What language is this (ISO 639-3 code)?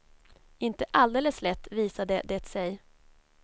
swe